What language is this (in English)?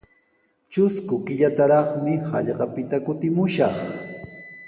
Sihuas Ancash Quechua